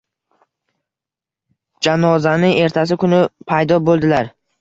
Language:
Uzbek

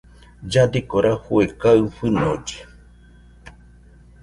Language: Nüpode Huitoto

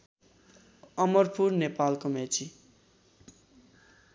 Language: Nepali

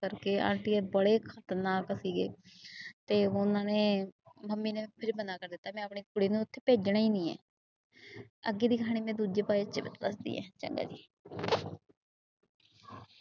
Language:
Punjabi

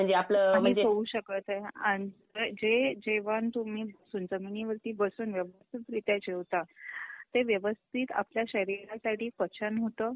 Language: Marathi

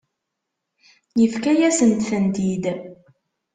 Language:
Kabyle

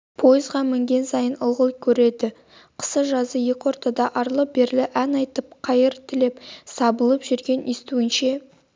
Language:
Kazakh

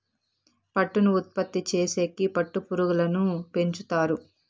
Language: Telugu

